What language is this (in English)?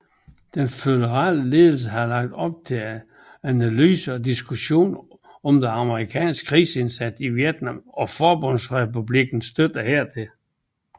Danish